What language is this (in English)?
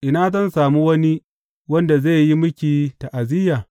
Hausa